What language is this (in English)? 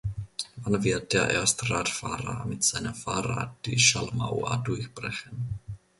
German